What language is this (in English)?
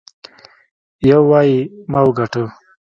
Pashto